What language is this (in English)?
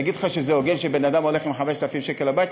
Hebrew